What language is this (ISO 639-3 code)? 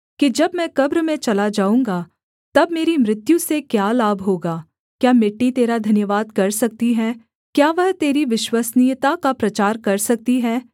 hin